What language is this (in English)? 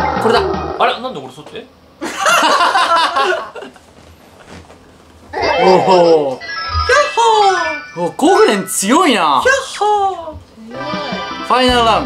Japanese